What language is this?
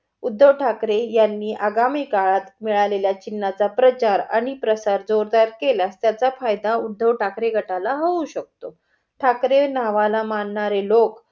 Marathi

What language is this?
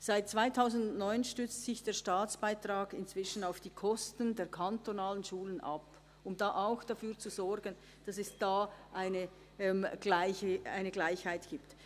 Swiss German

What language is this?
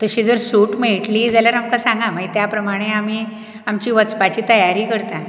Konkani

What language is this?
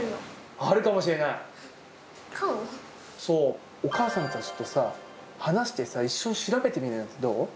Japanese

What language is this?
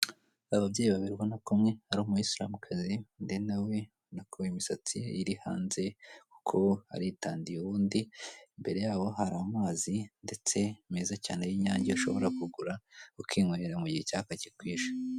Kinyarwanda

